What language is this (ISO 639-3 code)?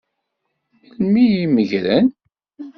kab